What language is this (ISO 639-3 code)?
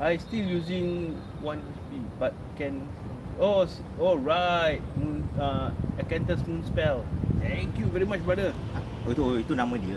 msa